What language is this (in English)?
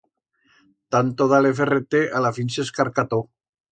Aragonese